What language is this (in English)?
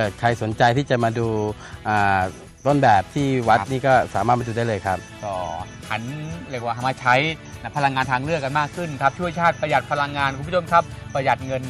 Thai